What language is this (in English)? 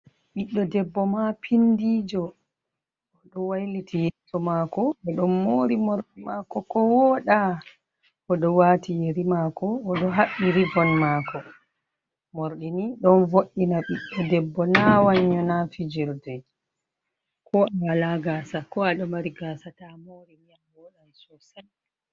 Fula